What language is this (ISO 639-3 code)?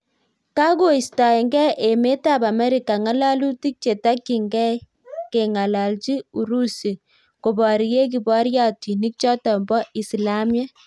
kln